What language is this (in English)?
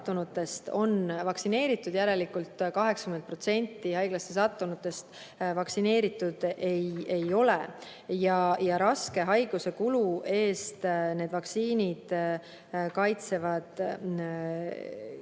Estonian